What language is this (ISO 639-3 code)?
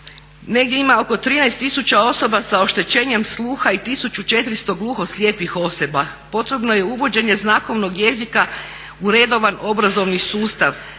hrv